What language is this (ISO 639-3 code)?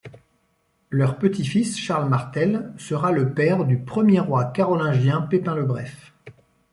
fra